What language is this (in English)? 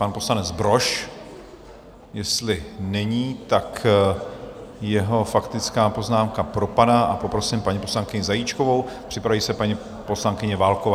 Czech